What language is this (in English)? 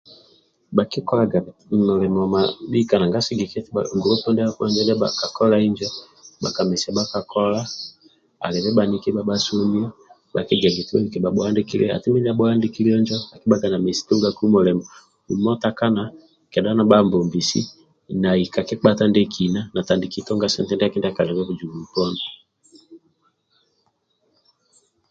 Amba (Uganda)